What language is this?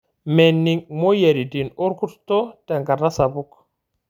Masai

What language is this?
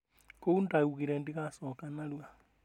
Kikuyu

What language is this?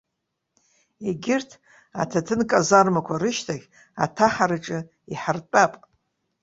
Abkhazian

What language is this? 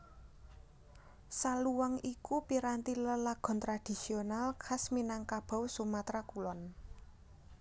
Javanese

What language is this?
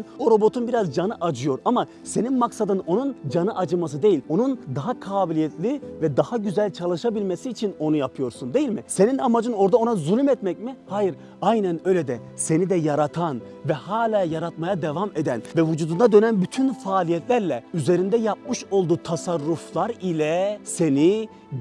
Turkish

